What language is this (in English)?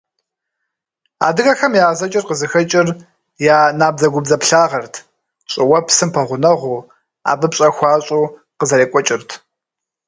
Kabardian